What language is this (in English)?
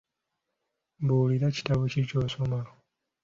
Ganda